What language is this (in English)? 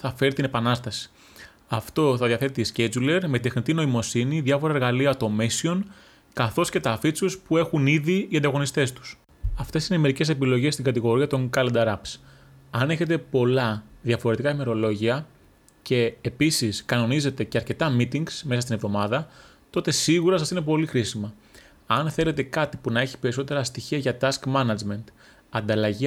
Greek